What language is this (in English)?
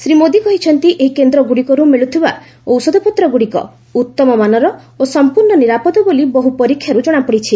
Odia